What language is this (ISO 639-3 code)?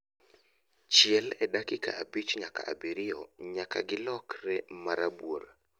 luo